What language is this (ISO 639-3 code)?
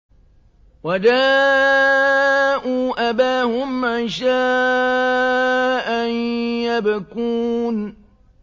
ara